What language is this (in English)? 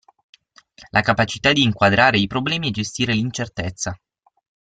Italian